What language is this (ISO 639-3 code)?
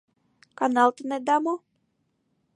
chm